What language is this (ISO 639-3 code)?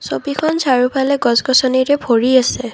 asm